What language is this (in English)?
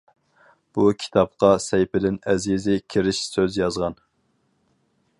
Uyghur